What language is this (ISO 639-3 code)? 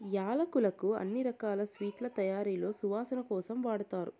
tel